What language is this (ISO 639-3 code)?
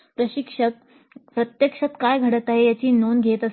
mar